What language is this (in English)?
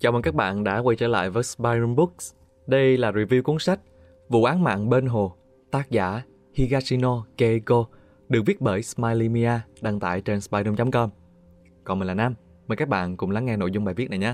Vietnamese